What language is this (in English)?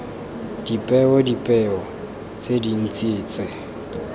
Tswana